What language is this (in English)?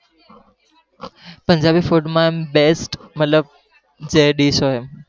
Gujarati